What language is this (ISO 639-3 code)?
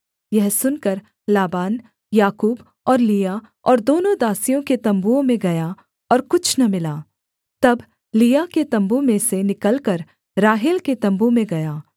hin